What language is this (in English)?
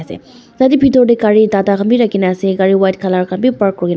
Naga Pidgin